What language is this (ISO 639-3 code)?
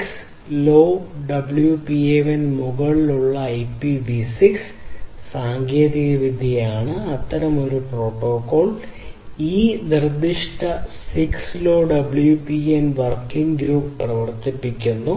mal